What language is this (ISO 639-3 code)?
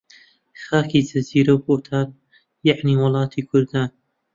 ckb